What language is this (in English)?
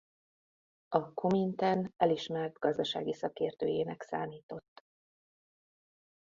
Hungarian